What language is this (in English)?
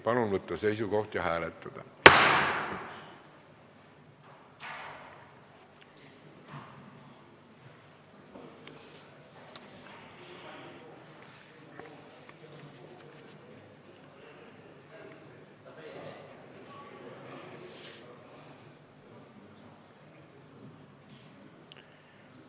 Estonian